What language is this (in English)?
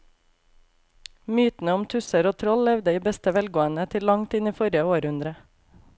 Norwegian